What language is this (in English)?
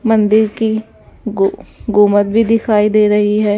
Hindi